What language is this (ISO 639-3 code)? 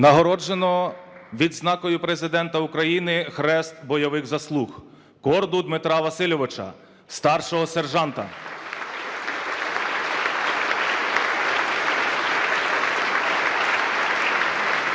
ukr